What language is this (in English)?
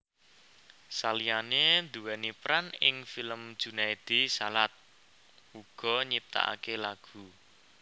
Javanese